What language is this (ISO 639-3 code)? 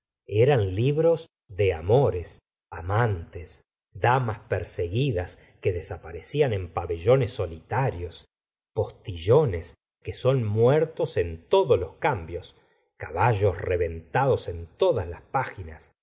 spa